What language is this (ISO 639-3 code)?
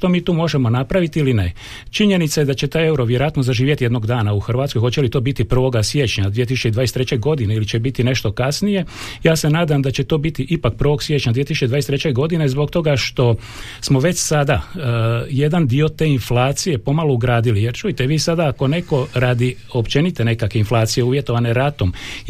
hrv